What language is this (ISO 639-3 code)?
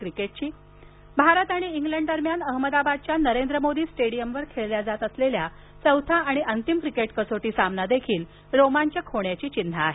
mar